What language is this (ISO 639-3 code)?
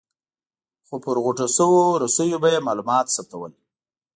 pus